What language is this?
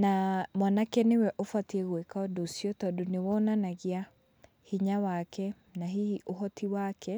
Kikuyu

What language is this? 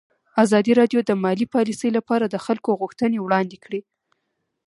Pashto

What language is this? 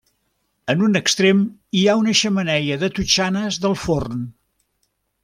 Catalan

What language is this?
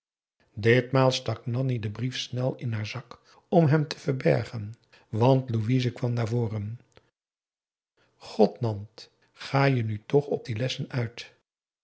Dutch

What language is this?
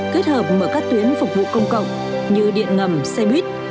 Vietnamese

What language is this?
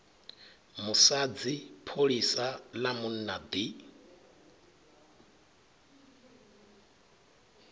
Venda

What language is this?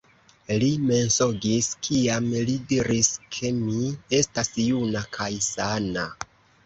Esperanto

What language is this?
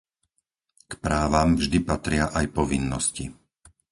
Slovak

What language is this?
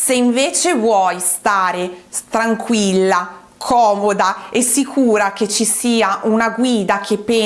Italian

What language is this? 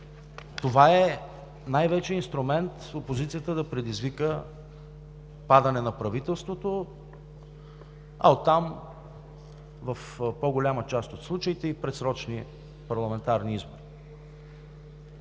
Bulgarian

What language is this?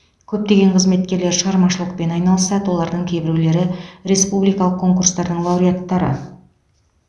Kazakh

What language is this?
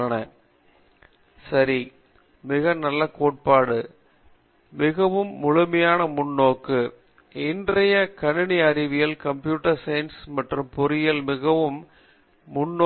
Tamil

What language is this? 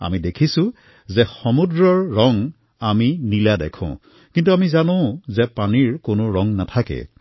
Assamese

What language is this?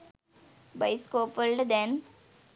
Sinhala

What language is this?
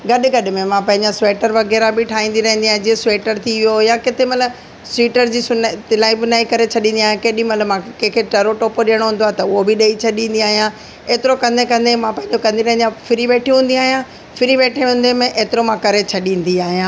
Sindhi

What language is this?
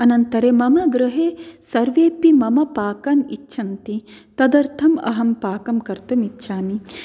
Sanskrit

